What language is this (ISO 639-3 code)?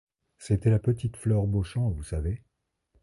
fra